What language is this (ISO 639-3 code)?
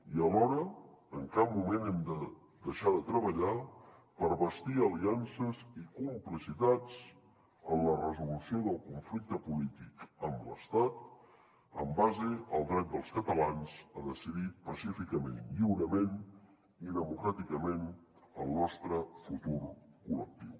cat